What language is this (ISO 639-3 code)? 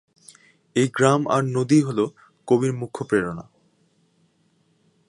ben